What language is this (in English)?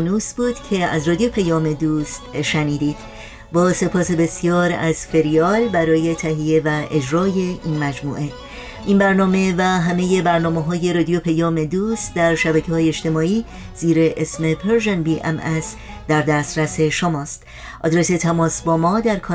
Persian